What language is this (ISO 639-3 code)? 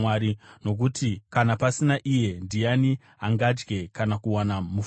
sna